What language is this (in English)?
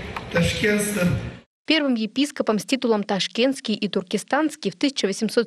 Russian